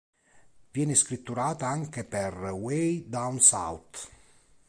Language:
Italian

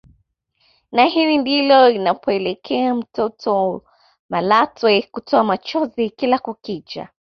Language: Swahili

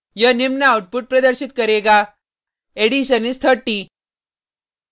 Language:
Hindi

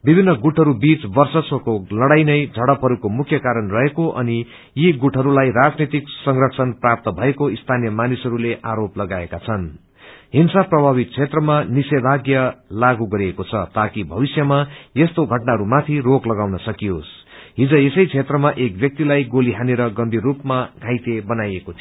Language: Nepali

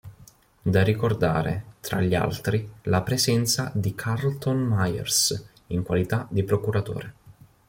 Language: Italian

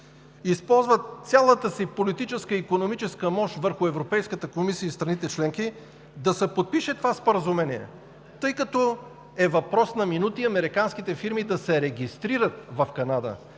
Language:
Bulgarian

